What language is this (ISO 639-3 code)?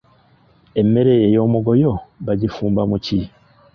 lug